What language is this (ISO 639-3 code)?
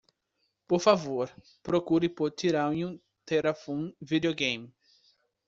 por